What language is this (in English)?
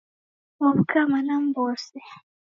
Taita